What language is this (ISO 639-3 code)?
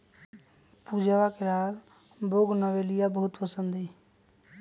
mag